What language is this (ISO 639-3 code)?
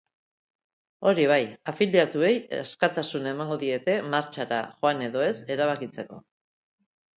eus